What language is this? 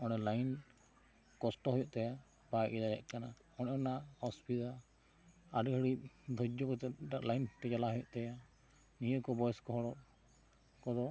Santali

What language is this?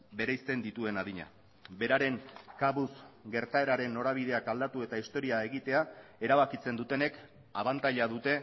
Basque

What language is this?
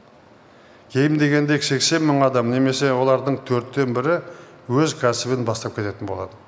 Kazakh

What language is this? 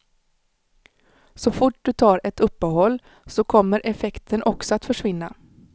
Swedish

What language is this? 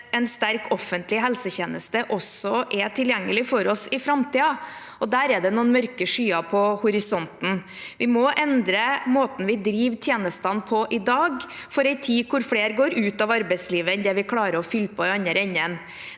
Norwegian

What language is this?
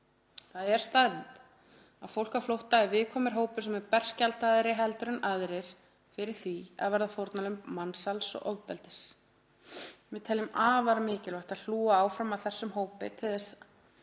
Icelandic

